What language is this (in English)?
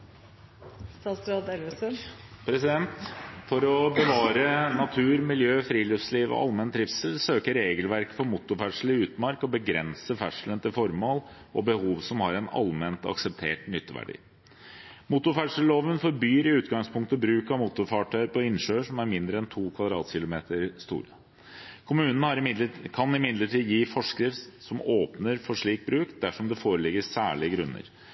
Norwegian Bokmål